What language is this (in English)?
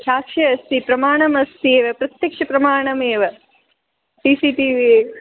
Sanskrit